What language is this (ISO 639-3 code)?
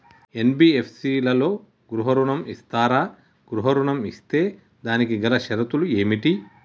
tel